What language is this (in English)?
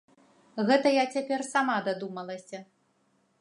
Belarusian